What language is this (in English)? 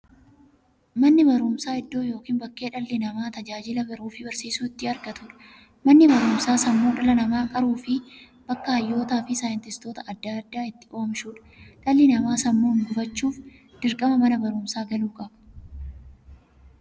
Oromo